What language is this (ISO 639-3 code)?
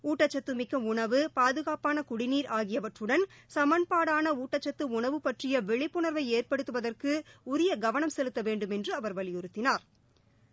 tam